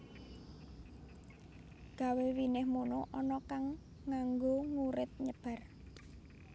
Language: Javanese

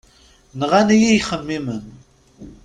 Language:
Kabyle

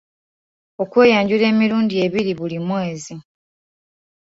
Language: Ganda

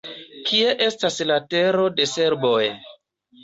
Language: Esperanto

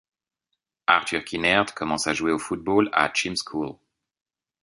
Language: French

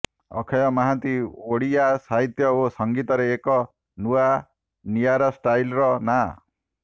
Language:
Odia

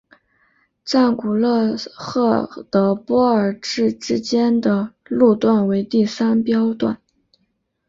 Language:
Chinese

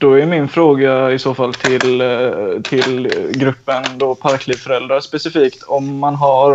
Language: Swedish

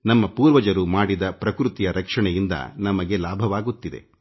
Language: Kannada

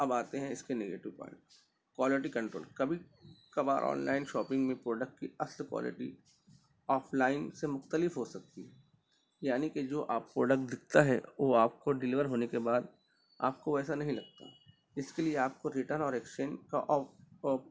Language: Urdu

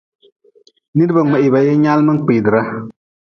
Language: Nawdm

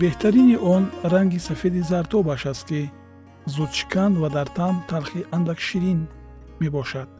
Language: Persian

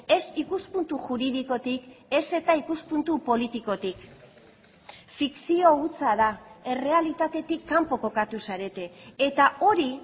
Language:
Basque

